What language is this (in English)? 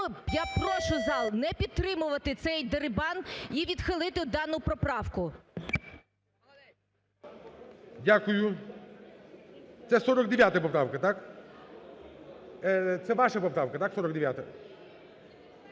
Ukrainian